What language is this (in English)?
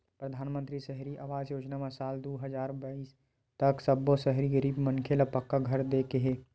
Chhattisgarhi